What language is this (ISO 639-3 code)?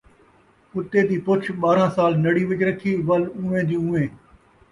skr